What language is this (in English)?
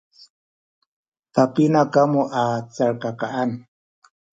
Sakizaya